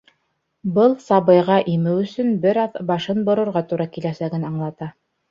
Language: Bashkir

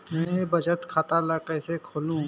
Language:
Chhattisgarhi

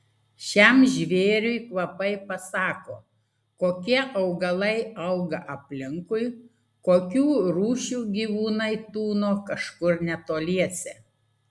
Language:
Lithuanian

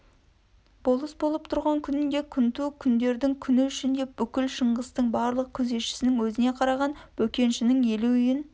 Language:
Kazakh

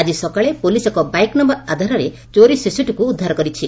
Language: Odia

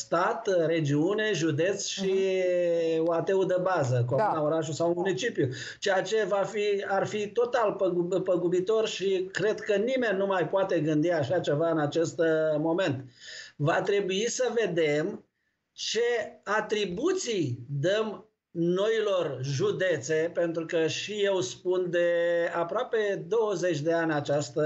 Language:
Romanian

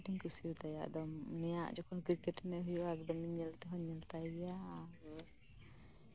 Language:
Santali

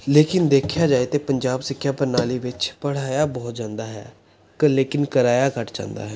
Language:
Punjabi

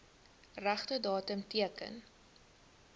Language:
Afrikaans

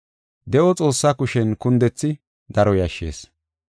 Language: Gofa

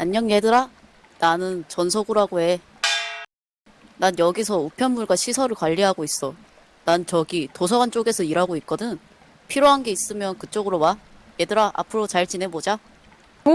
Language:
Korean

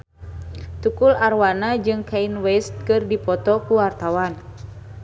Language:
Sundanese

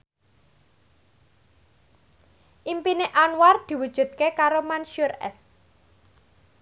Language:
Javanese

